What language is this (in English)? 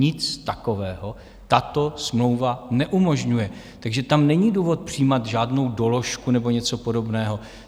Czech